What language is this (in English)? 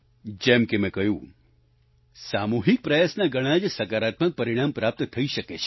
Gujarati